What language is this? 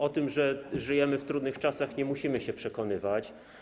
Polish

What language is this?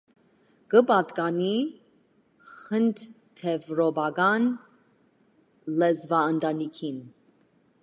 Armenian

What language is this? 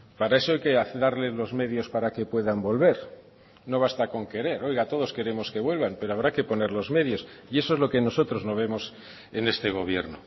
Spanish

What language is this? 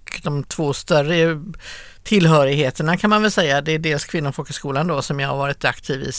Swedish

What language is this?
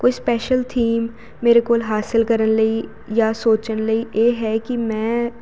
Punjabi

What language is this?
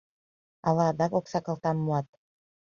Mari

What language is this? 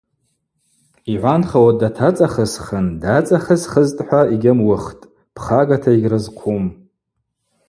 Abaza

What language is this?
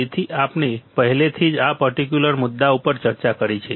Gujarati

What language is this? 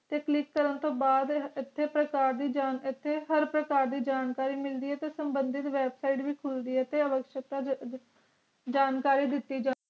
Punjabi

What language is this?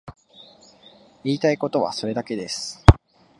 Japanese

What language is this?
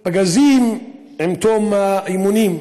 Hebrew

